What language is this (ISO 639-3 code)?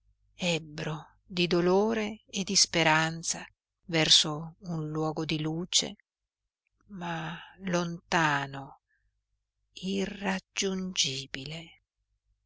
ita